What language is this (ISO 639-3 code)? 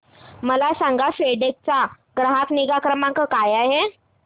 mar